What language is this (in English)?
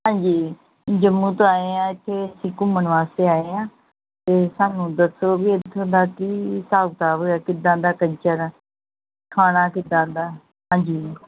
Punjabi